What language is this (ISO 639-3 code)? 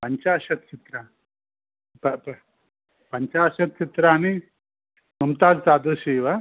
san